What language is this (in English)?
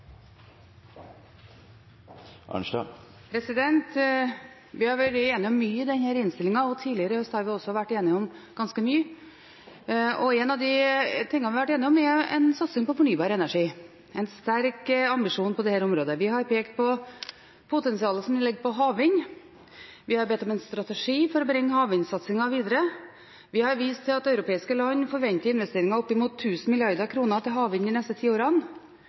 Norwegian Bokmål